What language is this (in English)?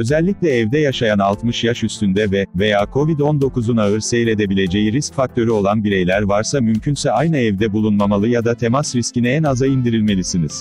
Turkish